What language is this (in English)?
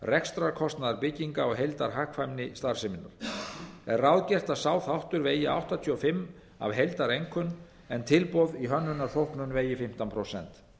Icelandic